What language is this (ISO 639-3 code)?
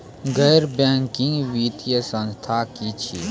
mai